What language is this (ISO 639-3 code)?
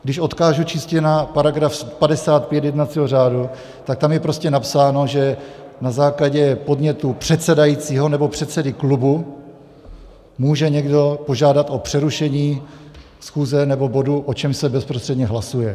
ces